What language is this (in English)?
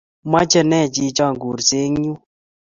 Kalenjin